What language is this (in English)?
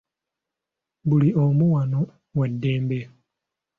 Ganda